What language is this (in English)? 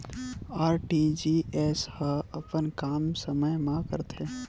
Chhattisgarhi